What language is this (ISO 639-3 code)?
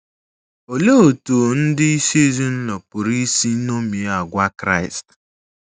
ibo